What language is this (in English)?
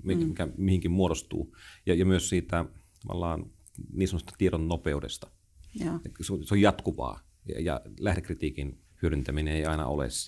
Finnish